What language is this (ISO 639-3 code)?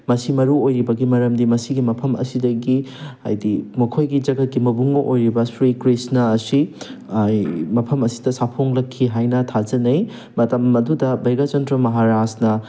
mni